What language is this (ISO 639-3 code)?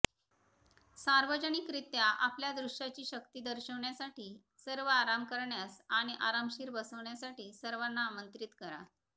mar